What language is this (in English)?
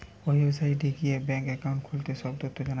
Bangla